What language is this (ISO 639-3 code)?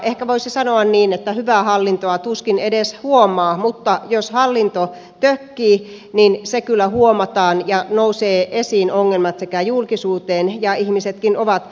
fin